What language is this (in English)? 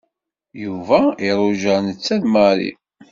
Kabyle